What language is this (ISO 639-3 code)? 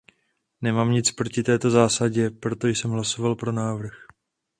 ces